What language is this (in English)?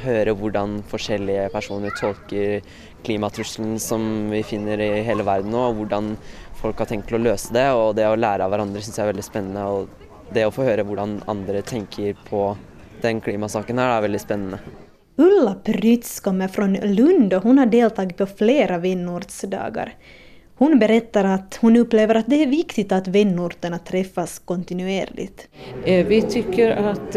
Swedish